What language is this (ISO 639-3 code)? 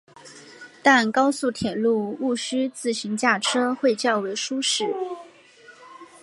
zho